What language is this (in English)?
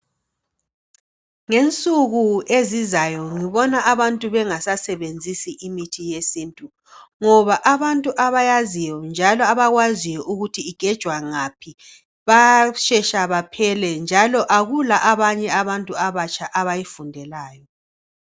North Ndebele